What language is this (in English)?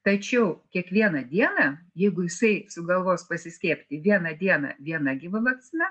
Lithuanian